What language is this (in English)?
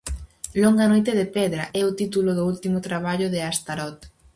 Galician